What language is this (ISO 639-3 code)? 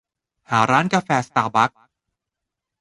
tha